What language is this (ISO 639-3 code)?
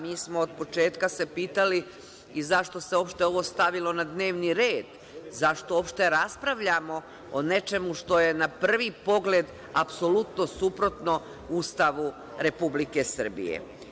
srp